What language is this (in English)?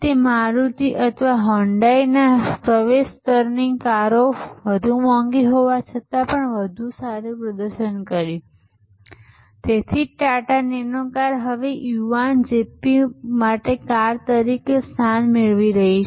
Gujarati